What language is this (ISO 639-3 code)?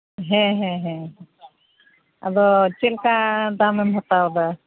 sat